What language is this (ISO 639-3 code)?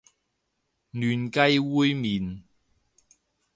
yue